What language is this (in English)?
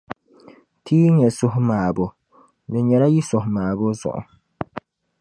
Dagbani